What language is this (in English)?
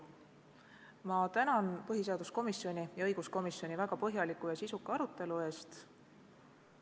Estonian